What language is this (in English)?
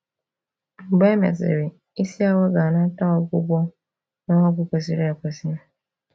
Igbo